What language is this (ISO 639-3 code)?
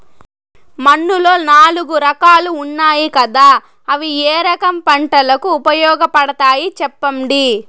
tel